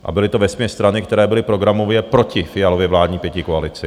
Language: Czech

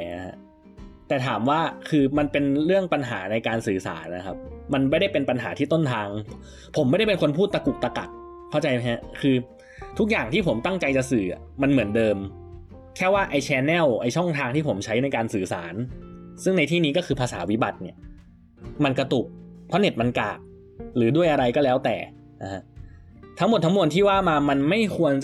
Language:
Thai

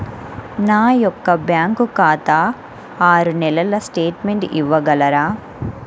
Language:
Telugu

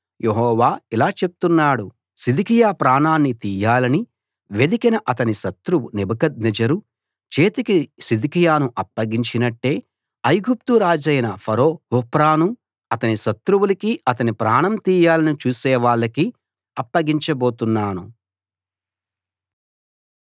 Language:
Telugu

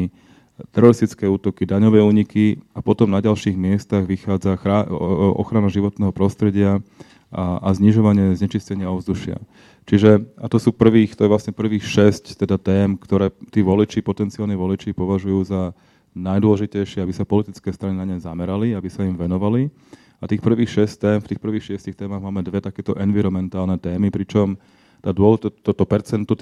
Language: Slovak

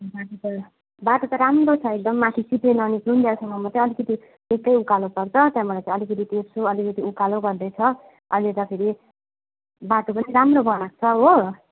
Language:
Nepali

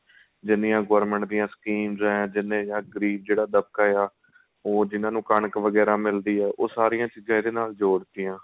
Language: Punjabi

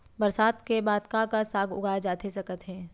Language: Chhattisgarhi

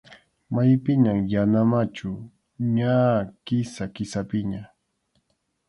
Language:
Arequipa-La Unión Quechua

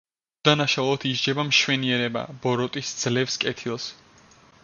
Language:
Georgian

